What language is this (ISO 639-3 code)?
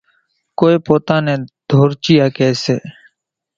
gjk